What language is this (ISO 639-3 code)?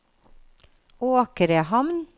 nor